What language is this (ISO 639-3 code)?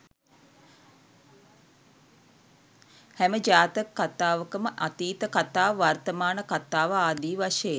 sin